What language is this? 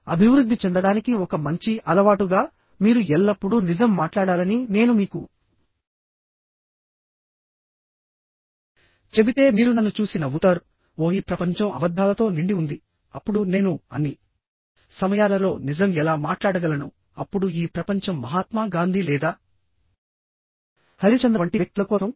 Telugu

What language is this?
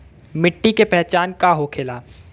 Bhojpuri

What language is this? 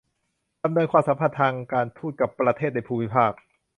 Thai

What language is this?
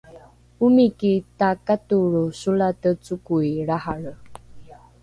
Rukai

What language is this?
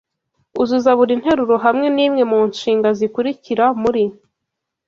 Kinyarwanda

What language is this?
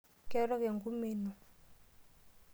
Masai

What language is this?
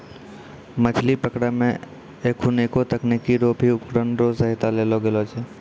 Maithili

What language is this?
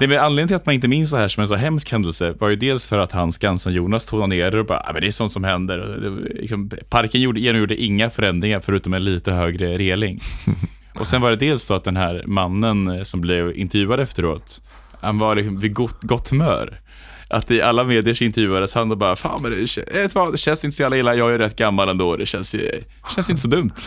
Swedish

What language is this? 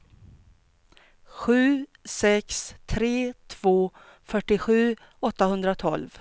Swedish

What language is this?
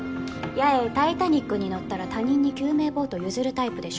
Japanese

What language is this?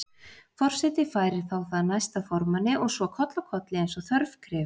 Icelandic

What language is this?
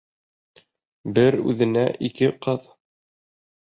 Bashkir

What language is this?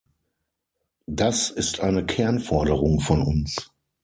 German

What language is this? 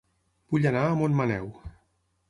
Catalan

